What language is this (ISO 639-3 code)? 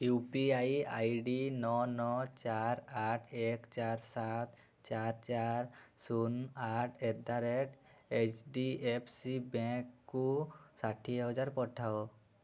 ori